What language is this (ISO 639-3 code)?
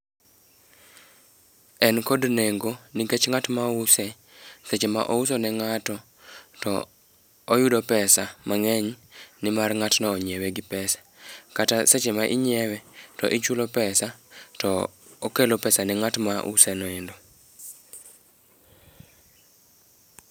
luo